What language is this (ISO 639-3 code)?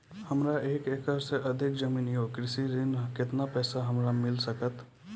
mai